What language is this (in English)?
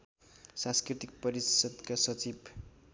Nepali